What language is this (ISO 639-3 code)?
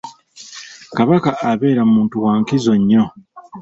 lug